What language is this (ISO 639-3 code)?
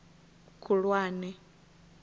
ven